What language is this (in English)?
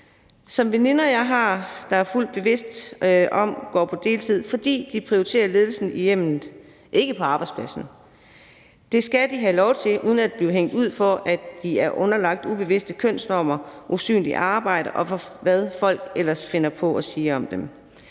Danish